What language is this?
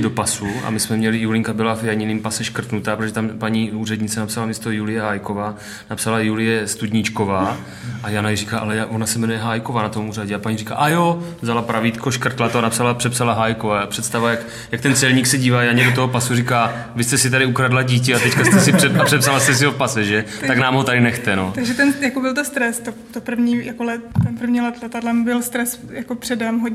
Czech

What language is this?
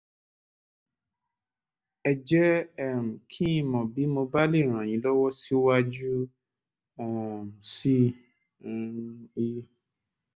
Yoruba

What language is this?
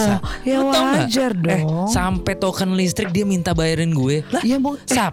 Indonesian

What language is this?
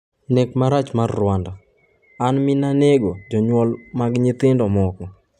Luo (Kenya and Tanzania)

